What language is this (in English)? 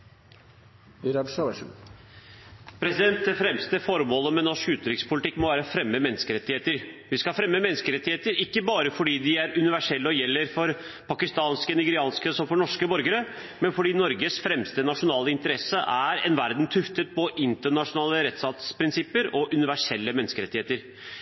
Norwegian Bokmål